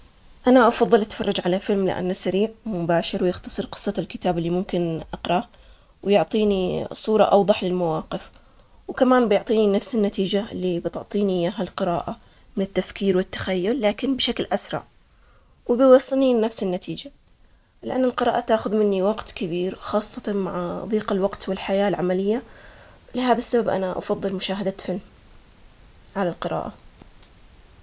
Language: Omani Arabic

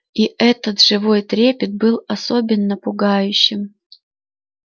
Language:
Russian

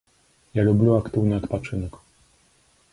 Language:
Belarusian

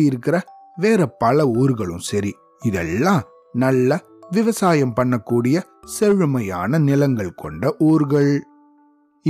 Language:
Tamil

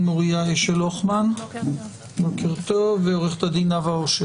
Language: Hebrew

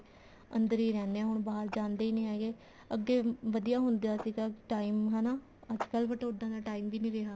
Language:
Punjabi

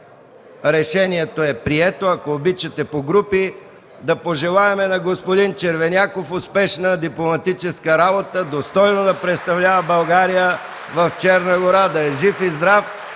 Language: Bulgarian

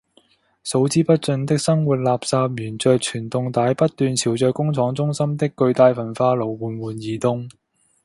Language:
Cantonese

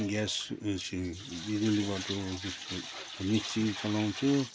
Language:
Nepali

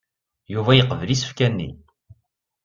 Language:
Kabyle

